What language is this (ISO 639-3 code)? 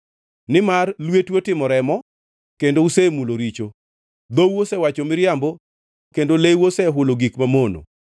luo